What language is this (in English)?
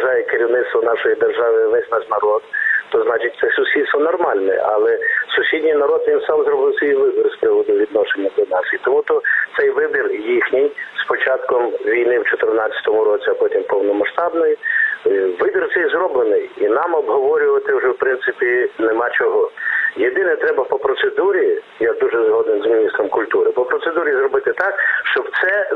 Ukrainian